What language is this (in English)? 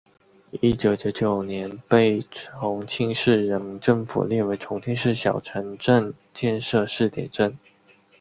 Chinese